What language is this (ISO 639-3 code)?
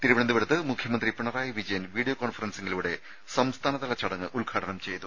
mal